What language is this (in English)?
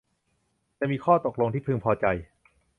Thai